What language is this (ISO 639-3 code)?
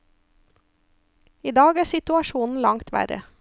nor